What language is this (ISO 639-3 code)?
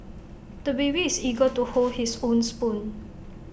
eng